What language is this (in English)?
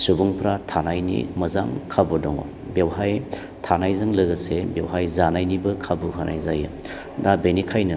Bodo